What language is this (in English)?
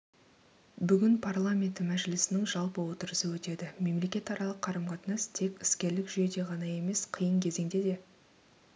Kazakh